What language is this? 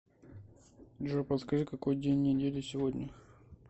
Russian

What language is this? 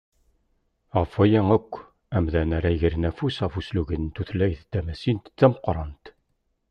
Kabyle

